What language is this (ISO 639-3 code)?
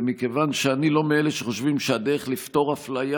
heb